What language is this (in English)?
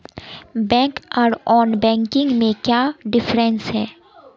Magahi